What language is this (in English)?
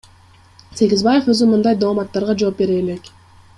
Kyrgyz